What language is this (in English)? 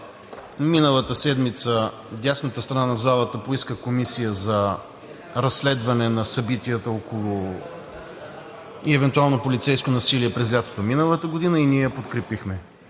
Bulgarian